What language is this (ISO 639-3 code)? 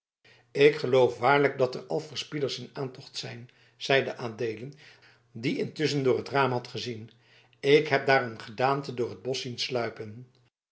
nld